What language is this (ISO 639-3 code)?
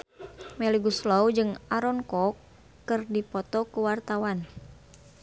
sun